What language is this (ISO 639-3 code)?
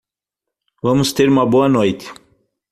por